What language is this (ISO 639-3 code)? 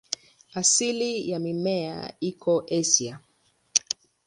swa